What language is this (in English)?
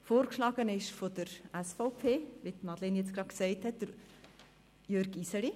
Swiss German